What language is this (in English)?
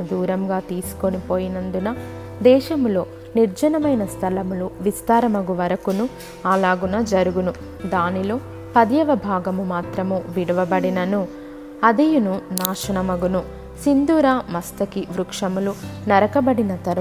Telugu